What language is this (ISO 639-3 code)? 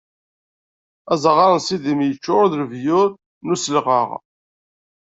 kab